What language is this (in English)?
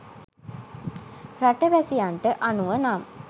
Sinhala